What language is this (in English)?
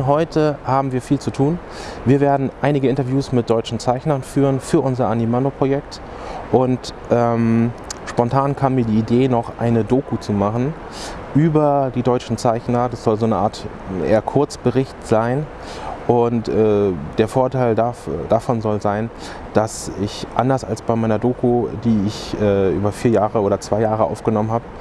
German